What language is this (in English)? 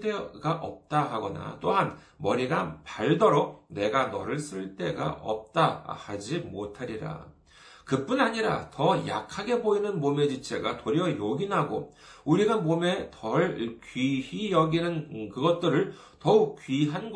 Korean